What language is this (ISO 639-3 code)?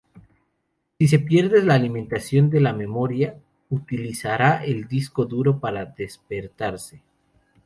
spa